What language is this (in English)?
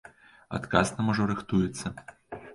Belarusian